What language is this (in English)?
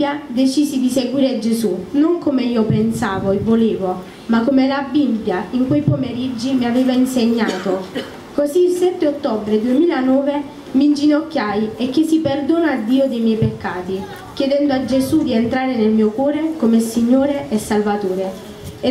Italian